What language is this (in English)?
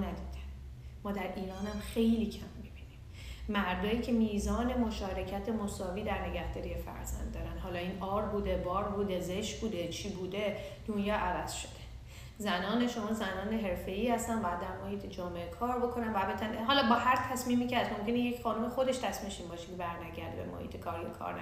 Persian